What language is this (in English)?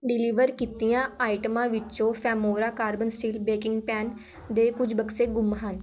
Punjabi